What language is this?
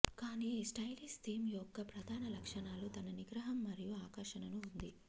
Telugu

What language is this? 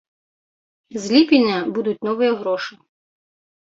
Belarusian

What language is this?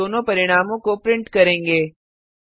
Hindi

